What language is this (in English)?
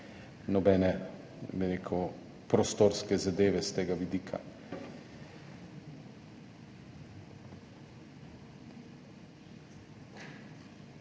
Slovenian